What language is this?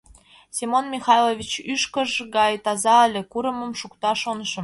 Mari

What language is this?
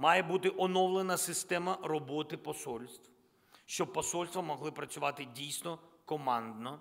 Ukrainian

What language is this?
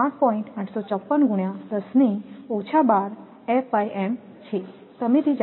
Gujarati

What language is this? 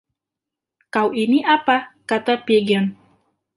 Indonesian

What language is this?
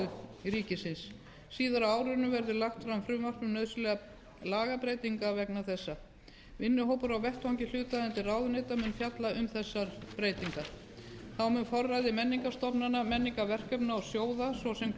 Icelandic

